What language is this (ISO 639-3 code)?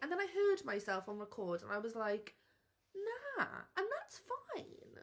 cym